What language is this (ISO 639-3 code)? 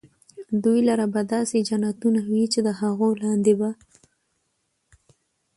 pus